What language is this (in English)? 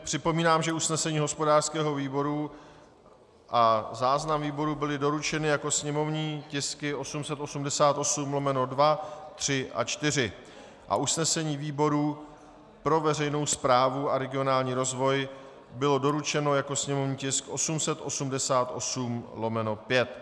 Czech